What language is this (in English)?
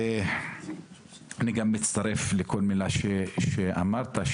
Hebrew